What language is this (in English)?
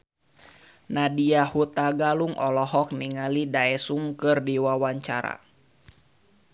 Sundanese